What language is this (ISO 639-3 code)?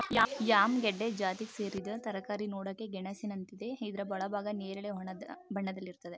kan